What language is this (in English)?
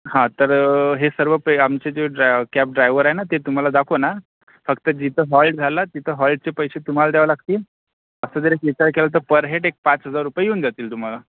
Marathi